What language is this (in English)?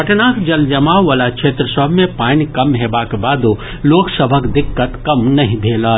Maithili